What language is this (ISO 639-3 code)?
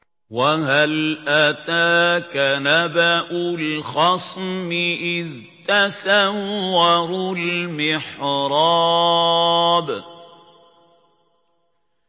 ara